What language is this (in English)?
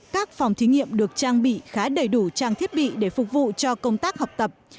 Vietnamese